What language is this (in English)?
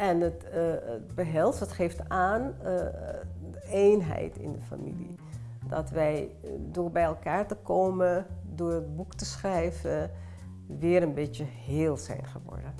Dutch